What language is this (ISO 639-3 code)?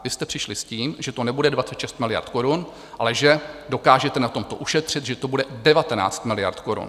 ces